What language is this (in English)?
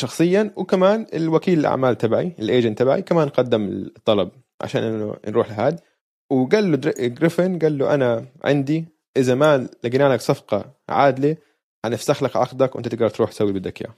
Arabic